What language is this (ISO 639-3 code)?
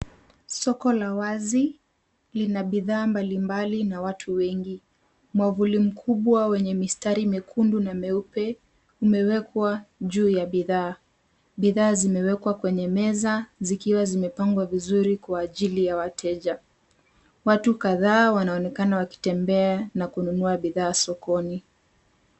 swa